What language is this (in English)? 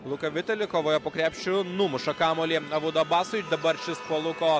Lithuanian